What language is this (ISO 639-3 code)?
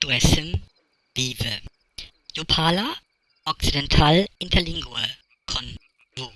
ile